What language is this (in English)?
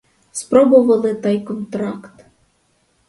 Ukrainian